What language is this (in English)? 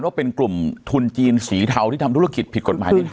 Thai